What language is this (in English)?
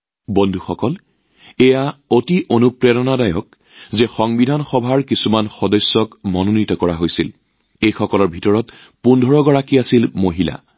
Assamese